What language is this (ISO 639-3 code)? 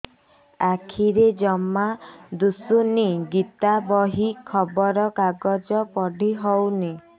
ori